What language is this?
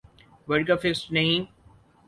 Urdu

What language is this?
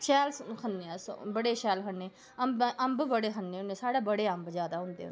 Dogri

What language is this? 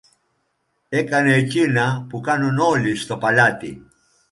Greek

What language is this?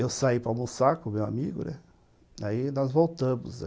Portuguese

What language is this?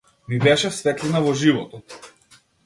Macedonian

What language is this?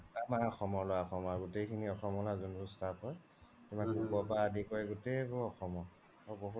Assamese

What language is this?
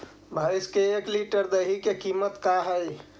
Magahi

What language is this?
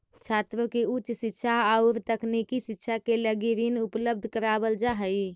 Magahi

